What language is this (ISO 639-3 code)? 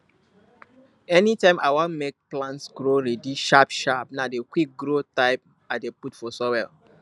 pcm